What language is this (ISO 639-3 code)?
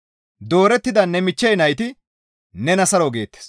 gmv